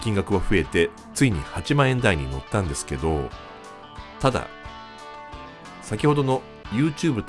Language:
Japanese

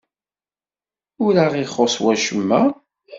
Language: Kabyle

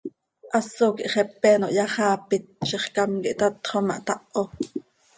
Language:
Seri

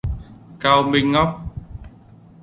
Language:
Vietnamese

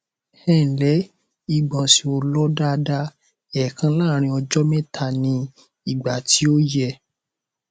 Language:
Yoruba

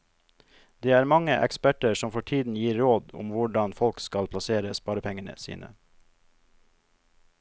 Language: Norwegian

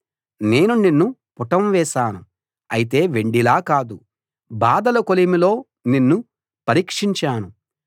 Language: Telugu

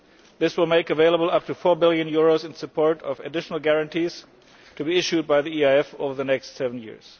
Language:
English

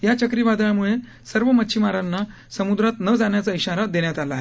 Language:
Marathi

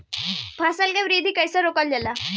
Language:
Bhojpuri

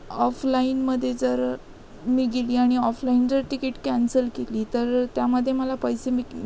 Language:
Marathi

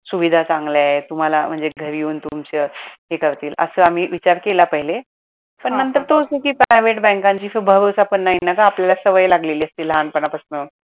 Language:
Marathi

